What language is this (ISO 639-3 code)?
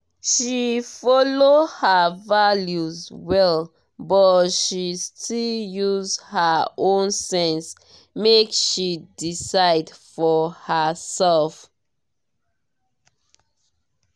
pcm